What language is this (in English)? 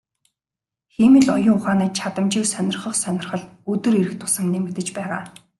Mongolian